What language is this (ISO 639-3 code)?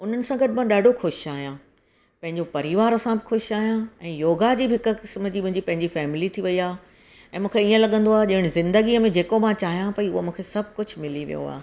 snd